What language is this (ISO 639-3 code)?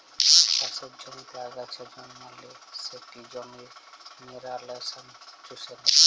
ben